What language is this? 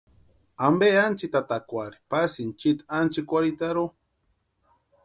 Western Highland Purepecha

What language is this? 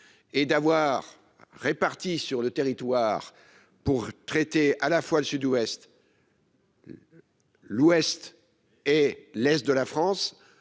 French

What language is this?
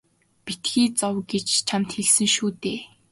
Mongolian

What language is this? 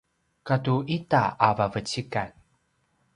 Paiwan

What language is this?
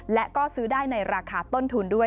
Thai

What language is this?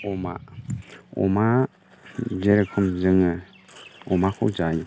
Bodo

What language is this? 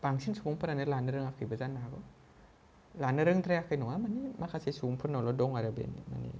Bodo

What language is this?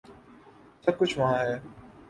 Urdu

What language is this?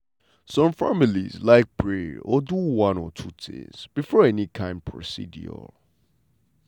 Nigerian Pidgin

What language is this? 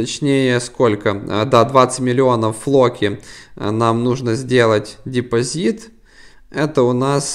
Russian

